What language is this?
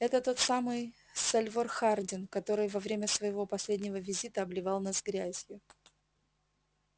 Russian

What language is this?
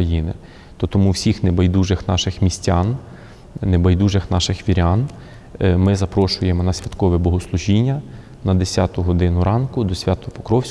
Ukrainian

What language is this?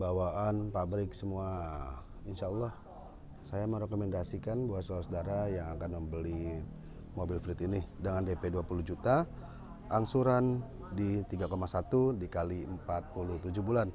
Indonesian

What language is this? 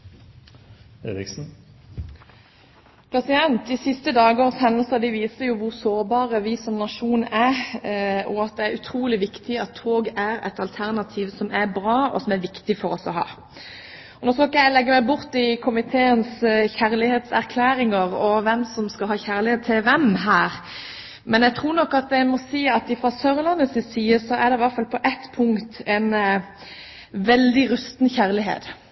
Norwegian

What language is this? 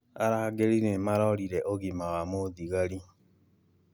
Kikuyu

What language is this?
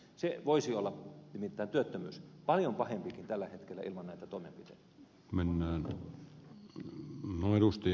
Finnish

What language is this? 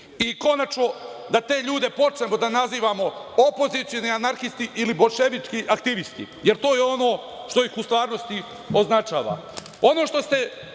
Serbian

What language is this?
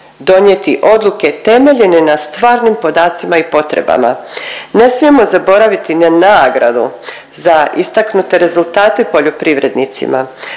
Croatian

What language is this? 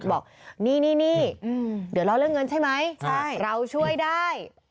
Thai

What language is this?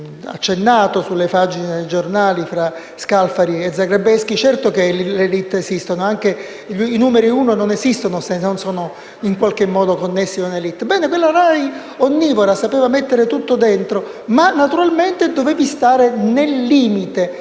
Italian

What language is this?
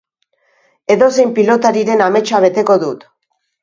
Basque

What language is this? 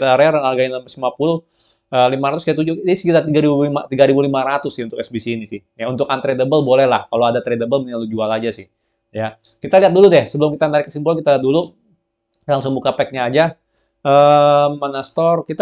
Indonesian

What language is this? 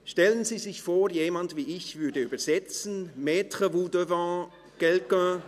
Swiss German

